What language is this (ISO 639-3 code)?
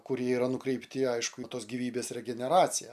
lit